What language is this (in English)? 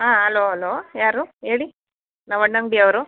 Kannada